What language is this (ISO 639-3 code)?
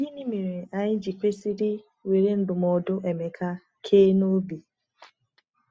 ibo